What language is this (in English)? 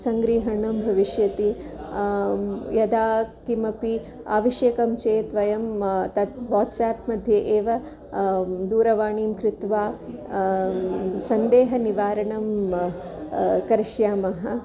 Sanskrit